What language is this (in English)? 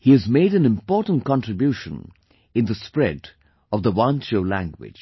English